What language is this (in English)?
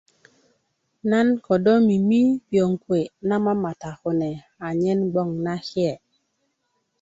Kuku